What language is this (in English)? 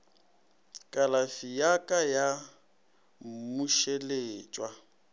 Northern Sotho